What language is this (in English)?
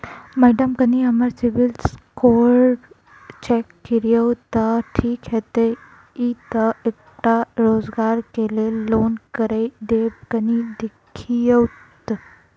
Maithili